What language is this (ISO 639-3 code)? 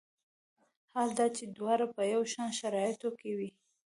pus